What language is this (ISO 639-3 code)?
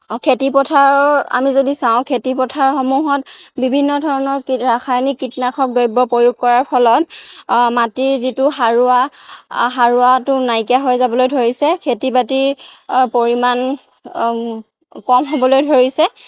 asm